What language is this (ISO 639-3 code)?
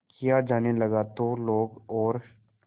hin